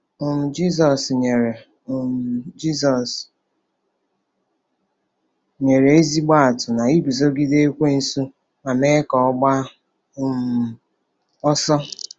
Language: Igbo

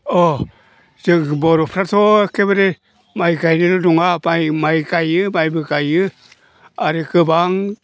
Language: Bodo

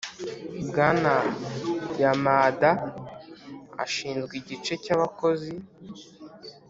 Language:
Kinyarwanda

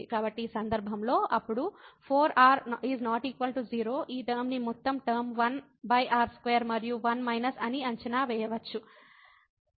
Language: Telugu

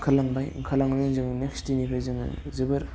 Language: Bodo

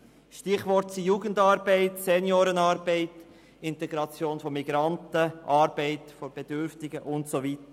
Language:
Swiss German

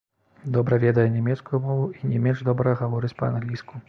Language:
Belarusian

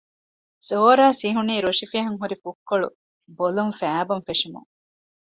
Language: Divehi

